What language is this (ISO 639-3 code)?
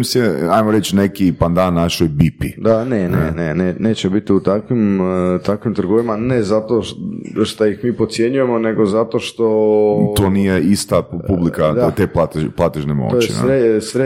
hrv